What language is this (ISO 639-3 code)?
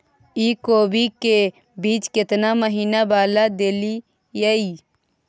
mai